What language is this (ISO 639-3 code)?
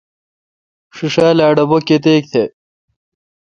xka